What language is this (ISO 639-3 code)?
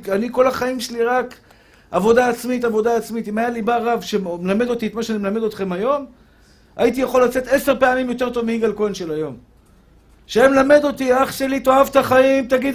heb